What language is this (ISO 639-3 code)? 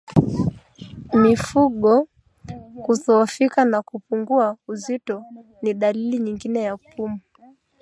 swa